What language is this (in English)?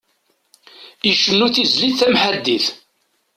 Kabyle